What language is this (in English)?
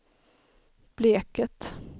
Swedish